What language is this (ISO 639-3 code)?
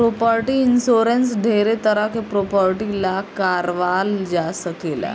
bho